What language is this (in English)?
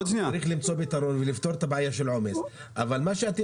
Hebrew